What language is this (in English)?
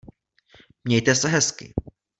Czech